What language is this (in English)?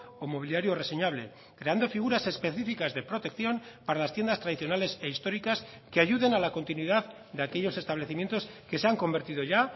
Spanish